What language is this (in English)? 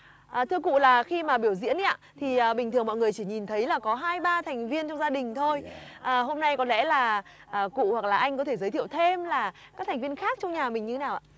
Vietnamese